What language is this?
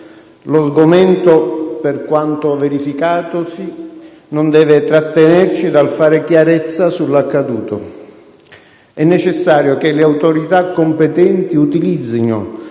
Italian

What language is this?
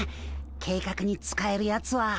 Japanese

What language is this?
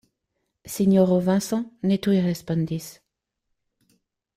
Esperanto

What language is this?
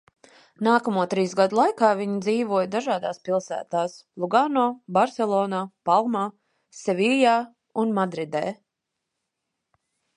Latvian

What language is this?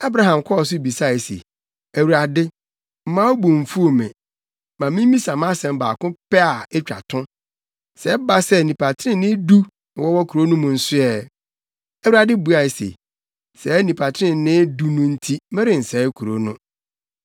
Akan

